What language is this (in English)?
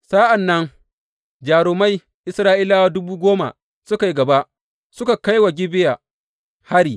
Hausa